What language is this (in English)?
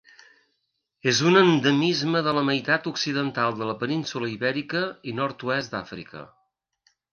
Catalan